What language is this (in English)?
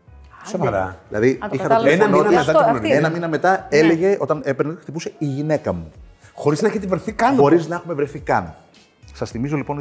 Greek